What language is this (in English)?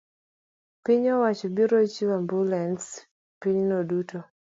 Luo (Kenya and Tanzania)